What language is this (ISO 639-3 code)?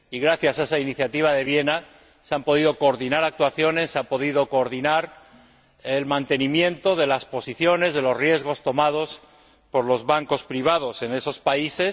spa